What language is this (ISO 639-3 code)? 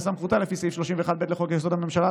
heb